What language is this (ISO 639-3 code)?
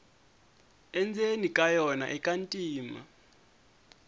tso